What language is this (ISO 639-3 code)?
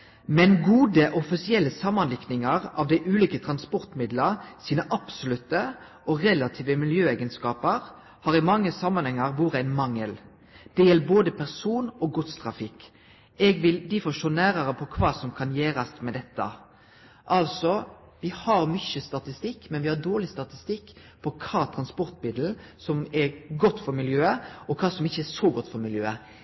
nno